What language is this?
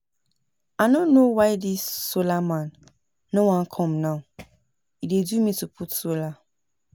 Nigerian Pidgin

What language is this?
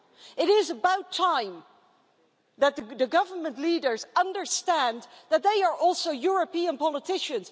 English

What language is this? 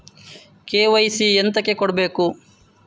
Kannada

